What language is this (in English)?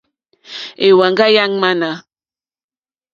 Mokpwe